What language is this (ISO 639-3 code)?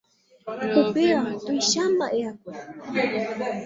grn